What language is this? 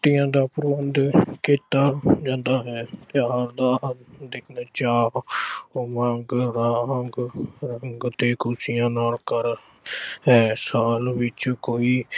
Punjabi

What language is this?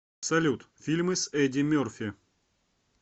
Russian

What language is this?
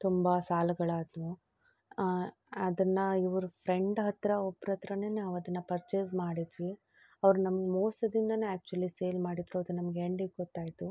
Kannada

